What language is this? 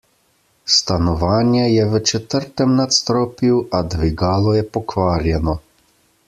Slovenian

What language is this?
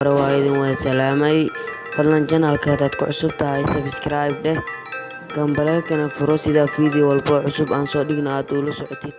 Somali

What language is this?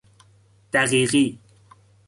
Persian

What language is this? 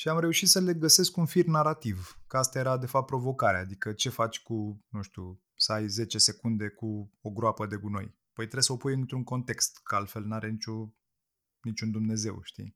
Romanian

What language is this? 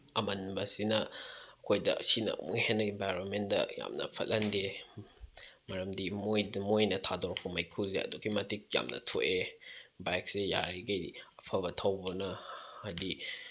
Manipuri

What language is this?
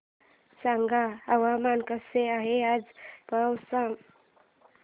Marathi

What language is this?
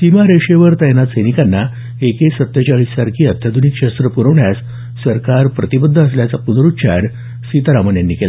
Marathi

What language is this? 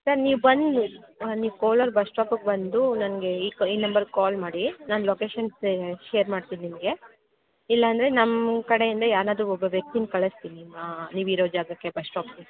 Kannada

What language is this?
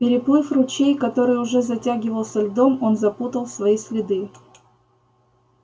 Russian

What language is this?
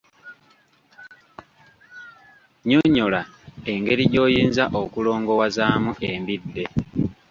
Ganda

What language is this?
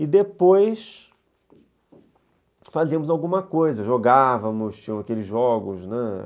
Portuguese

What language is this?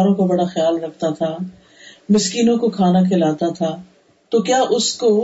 Urdu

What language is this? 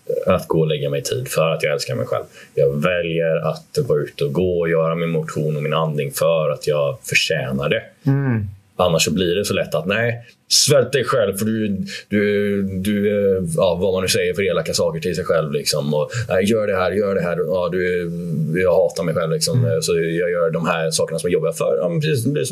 Swedish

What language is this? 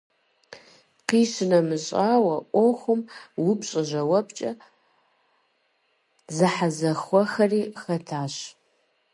Kabardian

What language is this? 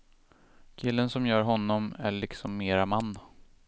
Swedish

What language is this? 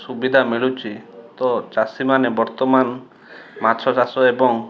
Odia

